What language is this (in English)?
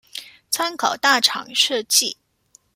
Chinese